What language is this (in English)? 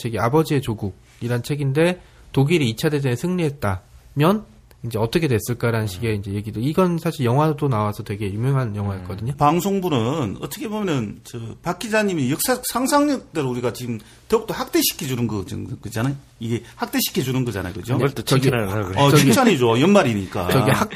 Korean